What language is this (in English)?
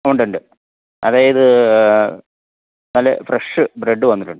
Malayalam